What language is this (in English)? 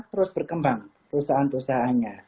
Indonesian